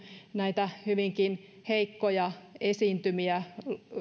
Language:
Finnish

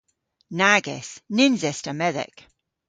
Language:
Cornish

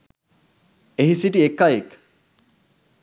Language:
Sinhala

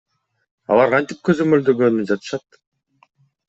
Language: Kyrgyz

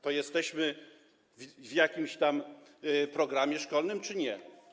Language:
Polish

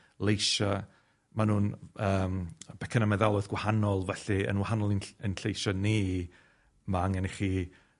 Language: Welsh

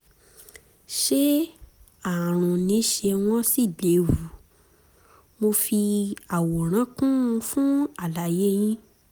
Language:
Yoruba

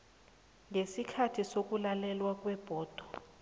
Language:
South Ndebele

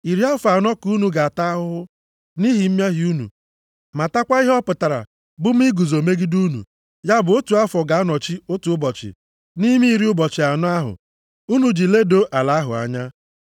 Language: Igbo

